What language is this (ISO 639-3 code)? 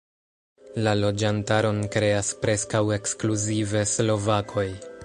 epo